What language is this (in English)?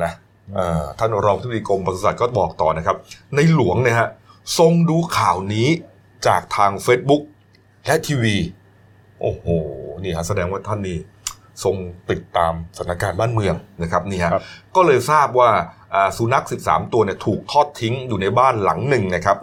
Thai